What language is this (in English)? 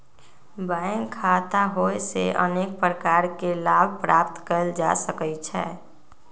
Magahi